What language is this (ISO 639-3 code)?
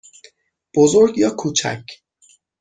fas